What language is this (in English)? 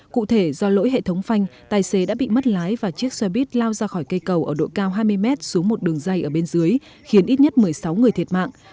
Vietnamese